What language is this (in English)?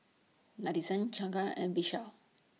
English